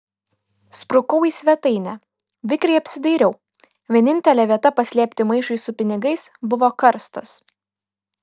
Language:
Lithuanian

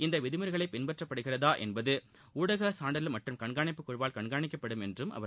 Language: Tamil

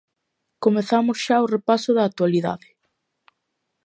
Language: Galician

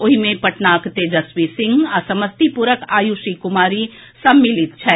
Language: Maithili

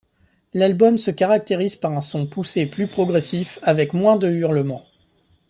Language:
French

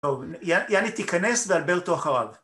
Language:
Hebrew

